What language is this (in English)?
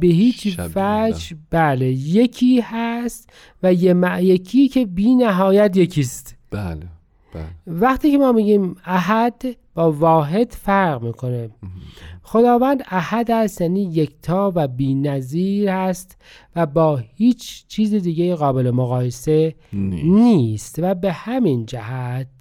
Persian